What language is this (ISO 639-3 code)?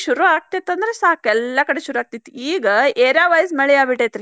kan